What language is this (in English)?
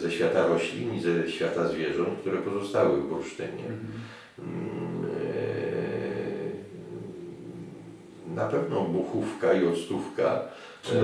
Polish